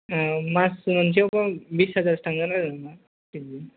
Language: Bodo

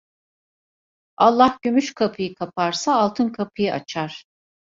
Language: Turkish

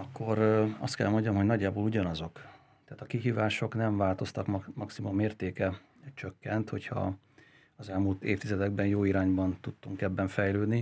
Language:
Hungarian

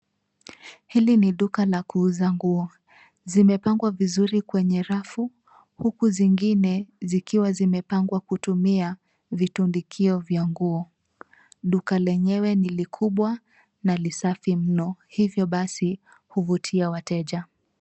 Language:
Swahili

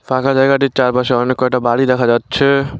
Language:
Bangla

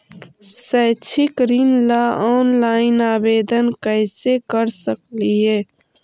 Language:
Magahi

